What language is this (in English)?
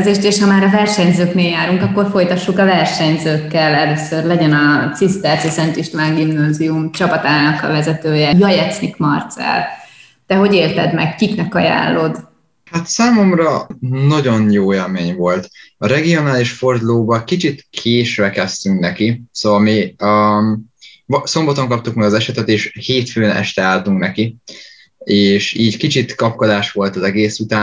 Hungarian